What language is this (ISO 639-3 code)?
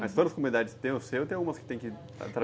por